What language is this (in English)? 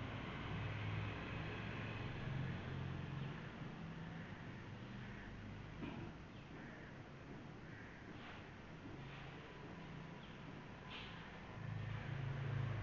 Tamil